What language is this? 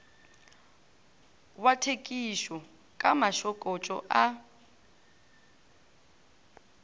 Northern Sotho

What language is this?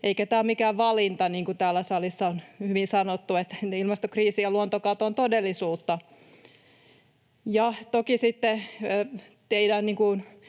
Finnish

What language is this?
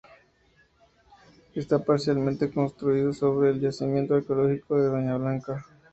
Spanish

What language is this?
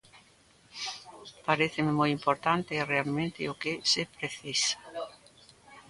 Galician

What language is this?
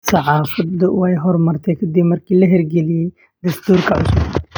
Somali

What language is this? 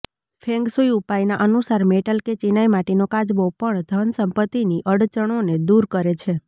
Gujarati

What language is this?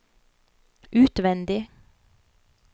Norwegian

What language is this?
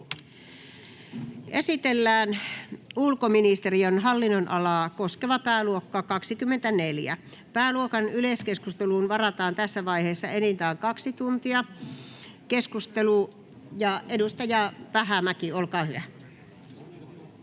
Finnish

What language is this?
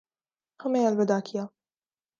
Urdu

